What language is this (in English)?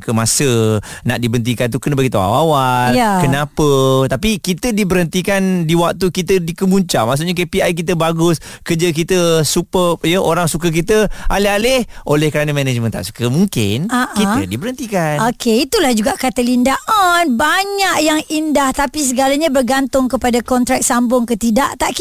Malay